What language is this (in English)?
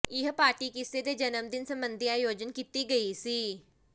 Punjabi